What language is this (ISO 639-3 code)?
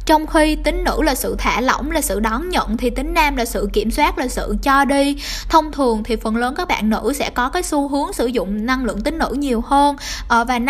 vie